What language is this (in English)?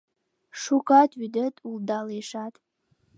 Mari